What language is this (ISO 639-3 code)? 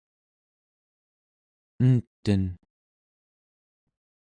esu